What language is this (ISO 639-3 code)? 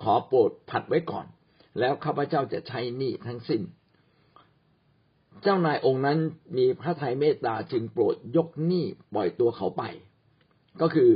tha